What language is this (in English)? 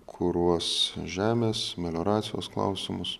Lithuanian